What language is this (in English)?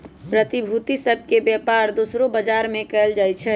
Magahi